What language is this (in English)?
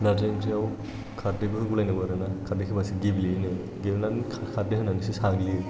Bodo